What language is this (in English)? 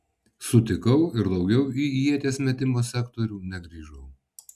Lithuanian